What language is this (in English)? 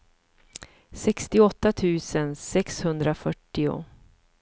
Swedish